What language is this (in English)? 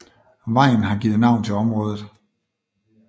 Danish